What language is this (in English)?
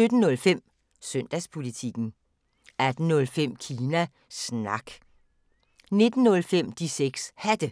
Danish